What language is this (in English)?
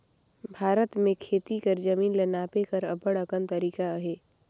Chhattisgarhi